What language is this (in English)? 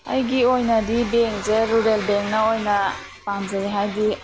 Manipuri